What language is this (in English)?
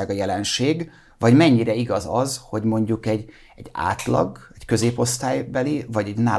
Hungarian